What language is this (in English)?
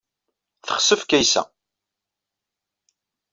Kabyle